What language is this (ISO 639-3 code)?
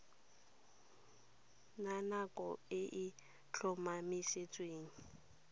tsn